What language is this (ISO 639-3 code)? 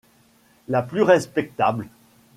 fra